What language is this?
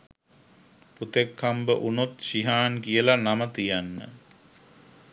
Sinhala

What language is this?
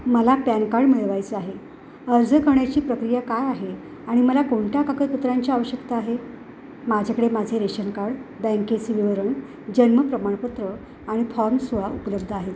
Marathi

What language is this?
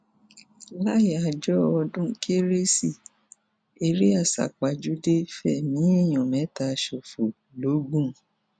Yoruba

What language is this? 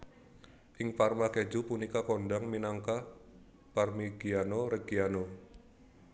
Javanese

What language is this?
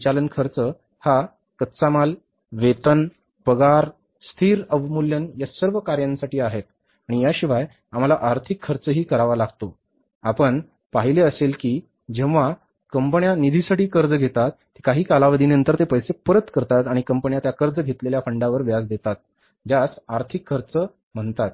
Marathi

